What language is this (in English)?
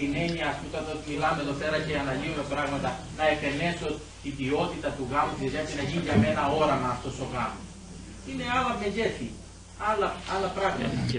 Greek